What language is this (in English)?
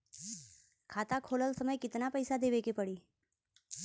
Bhojpuri